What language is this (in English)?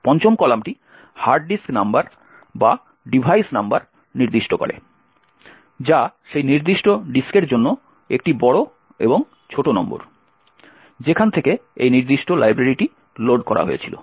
Bangla